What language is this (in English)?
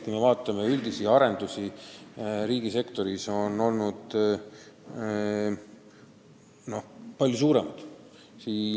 Estonian